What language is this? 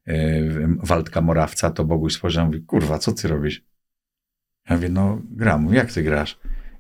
Polish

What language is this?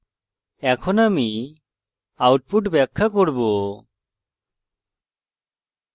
Bangla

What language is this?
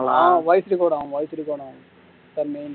Tamil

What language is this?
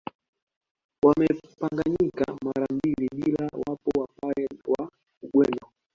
Swahili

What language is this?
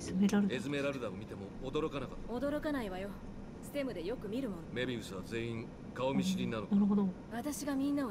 Japanese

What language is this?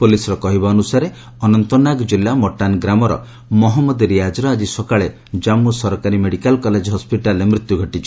Odia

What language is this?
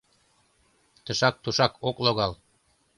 Mari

